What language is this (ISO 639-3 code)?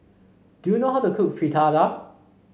eng